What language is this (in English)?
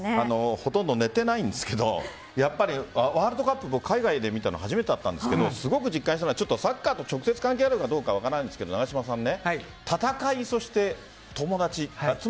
Japanese